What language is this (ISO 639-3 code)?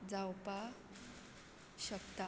kok